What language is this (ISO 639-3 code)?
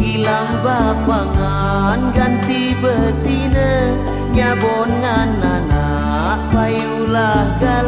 msa